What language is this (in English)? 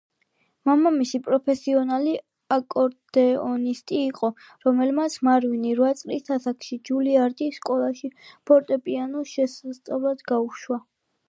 Georgian